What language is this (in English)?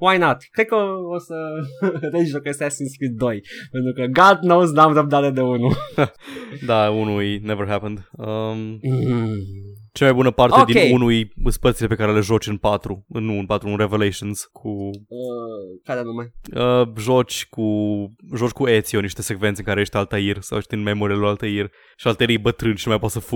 Romanian